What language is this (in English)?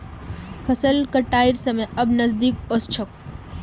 Magahi